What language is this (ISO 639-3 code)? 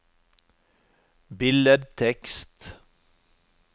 nor